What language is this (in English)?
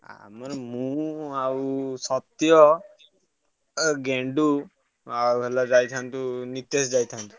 Odia